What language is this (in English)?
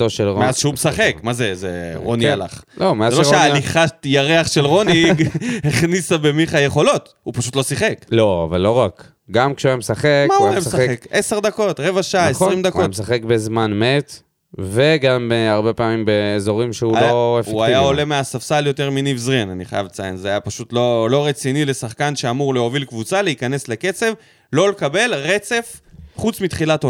Hebrew